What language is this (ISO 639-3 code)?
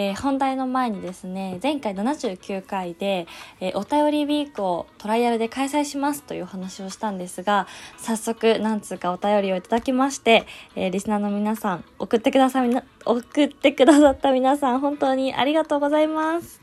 jpn